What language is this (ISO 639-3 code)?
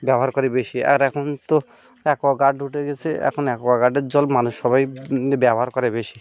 ben